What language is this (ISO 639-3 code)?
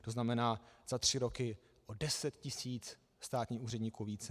ces